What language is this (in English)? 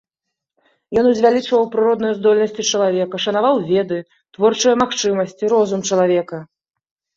Belarusian